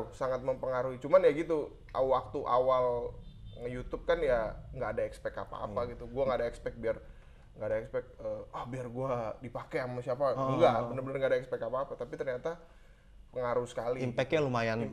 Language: Indonesian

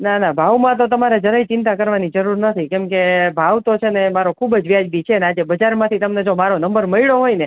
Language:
Gujarati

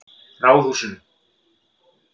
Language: Icelandic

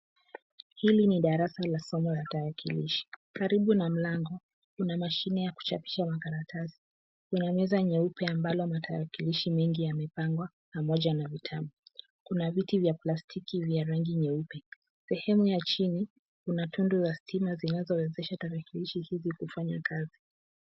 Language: Swahili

